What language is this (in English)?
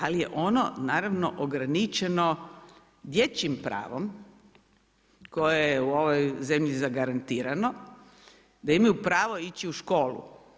Croatian